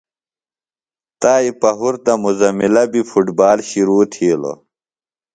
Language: Phalura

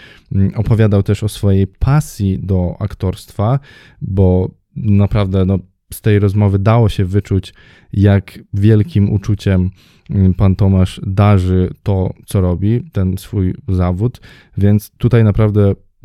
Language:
Polish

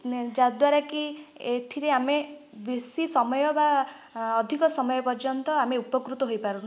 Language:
Odia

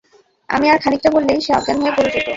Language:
Bangla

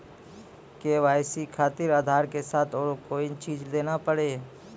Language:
Maithili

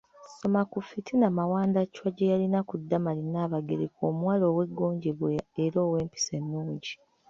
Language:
Ganda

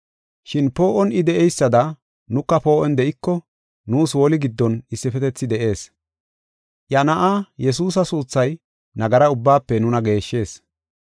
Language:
Gofa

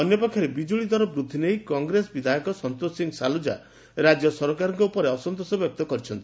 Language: Odia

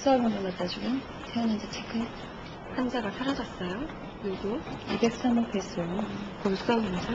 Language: Korean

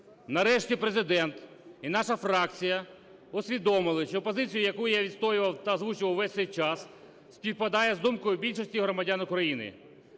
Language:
Ukrainian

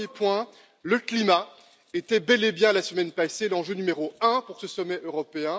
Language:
French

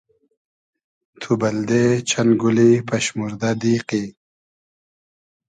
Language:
Hazaragi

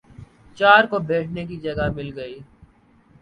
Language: Urdu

